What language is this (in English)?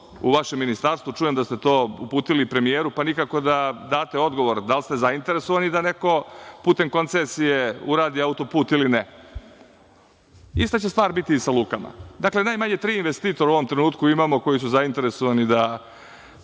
Serbian